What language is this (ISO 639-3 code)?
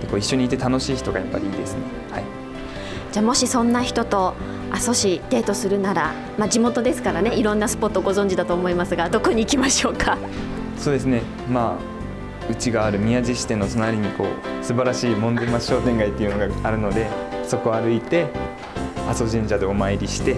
jpn